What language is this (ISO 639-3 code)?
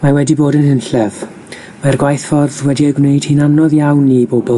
cym